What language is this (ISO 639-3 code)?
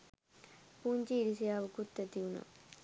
sin